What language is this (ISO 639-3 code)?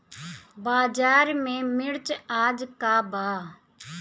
bho